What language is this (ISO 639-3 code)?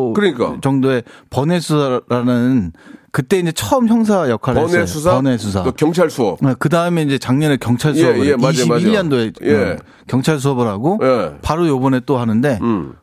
kor